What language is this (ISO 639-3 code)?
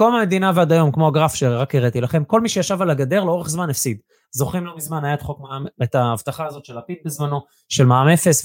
heb